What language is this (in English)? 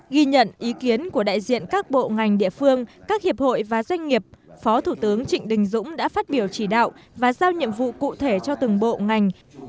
Vietnamese